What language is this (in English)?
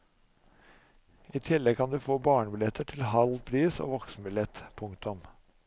Norwegian